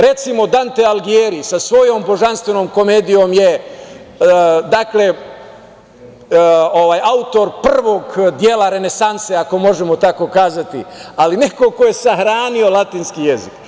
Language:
Serbian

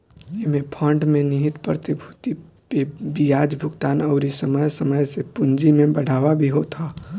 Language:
Bhojpuri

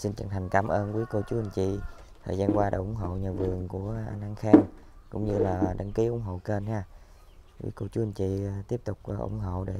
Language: Vietnamese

